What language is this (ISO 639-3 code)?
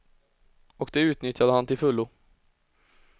swe